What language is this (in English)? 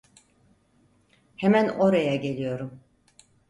Turkish